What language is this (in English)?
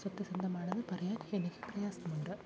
Malayalam